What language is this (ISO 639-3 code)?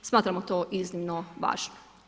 hrv